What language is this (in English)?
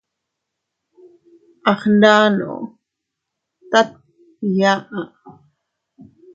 Teutila Cuicatec